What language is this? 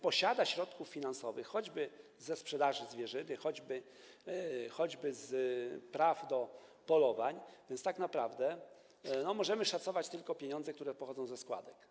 Polish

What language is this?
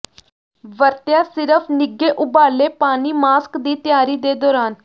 Punjabi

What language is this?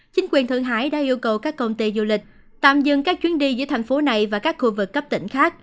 Vietnamese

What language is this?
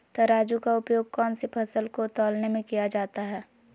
Magahi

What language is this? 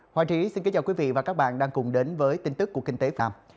Vietnamese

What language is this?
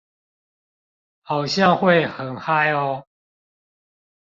Chinese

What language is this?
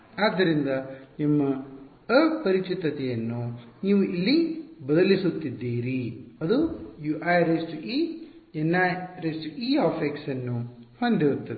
Kannada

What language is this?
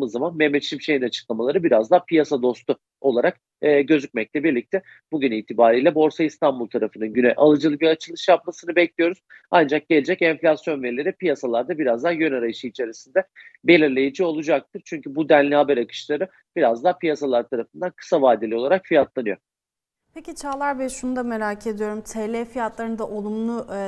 Turkish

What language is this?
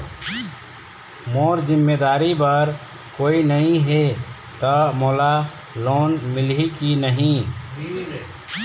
Chhattisgarhi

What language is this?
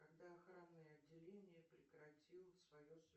Russian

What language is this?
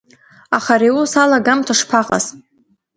Abkhazian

